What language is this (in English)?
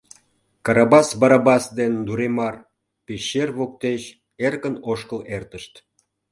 Mari